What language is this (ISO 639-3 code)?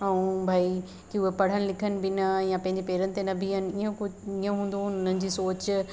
snd